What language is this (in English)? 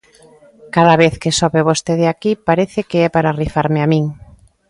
Galician